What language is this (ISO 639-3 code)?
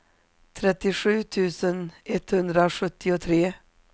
swe